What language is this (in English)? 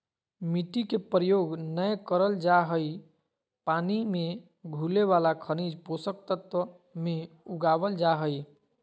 Magahi